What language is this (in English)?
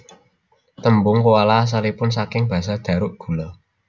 Javanese